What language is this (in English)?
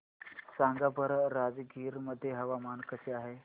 Marathi